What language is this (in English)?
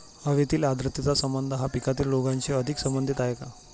Marathi